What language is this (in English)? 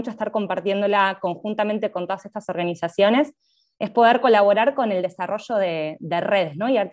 Spanish